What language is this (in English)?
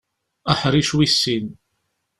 Kabyle